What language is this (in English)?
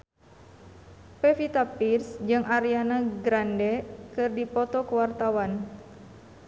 Sundanese